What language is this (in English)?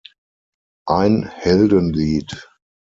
German